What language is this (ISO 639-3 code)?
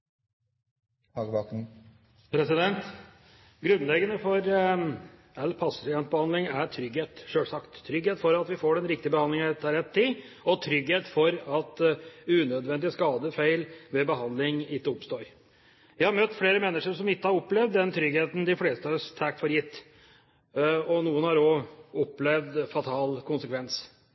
nob